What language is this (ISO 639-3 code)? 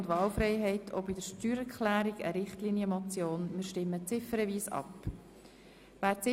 gsw